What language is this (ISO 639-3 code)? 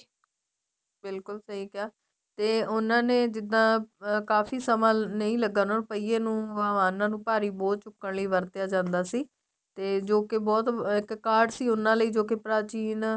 pan